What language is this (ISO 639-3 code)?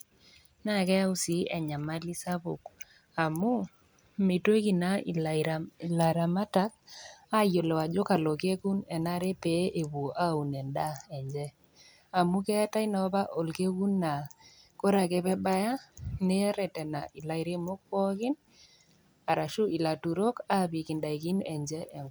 mas